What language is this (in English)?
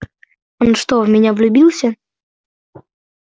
Russian